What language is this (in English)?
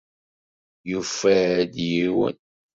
Kabyle